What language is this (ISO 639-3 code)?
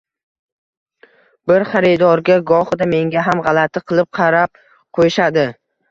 uzb